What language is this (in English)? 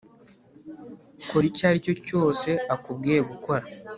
Kinyarwanda